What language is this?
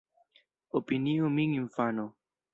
Esperanto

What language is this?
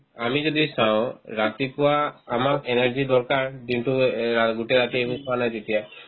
Assamese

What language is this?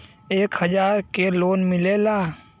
Bhojpuri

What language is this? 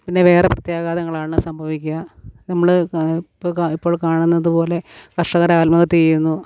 Malayalam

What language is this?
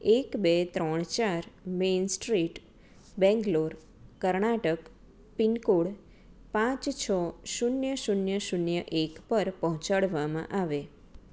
Gujarati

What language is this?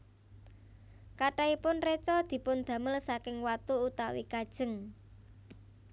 Javanese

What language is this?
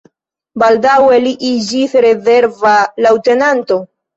Esperanto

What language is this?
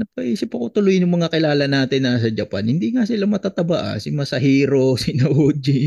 Filipino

